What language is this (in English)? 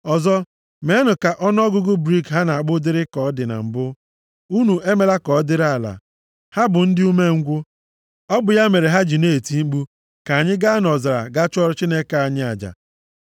Igbo